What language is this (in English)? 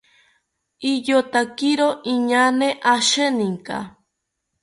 South Ucayali Ashéninka